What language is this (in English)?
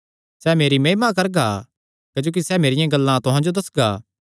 Kangri